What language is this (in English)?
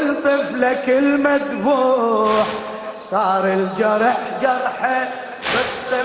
Arabic